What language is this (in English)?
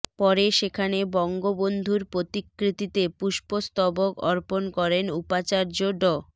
Bangla